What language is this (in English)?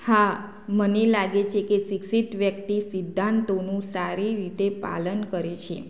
Gujarati